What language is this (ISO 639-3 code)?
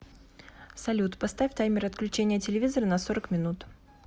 rus